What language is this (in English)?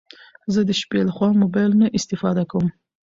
Pashto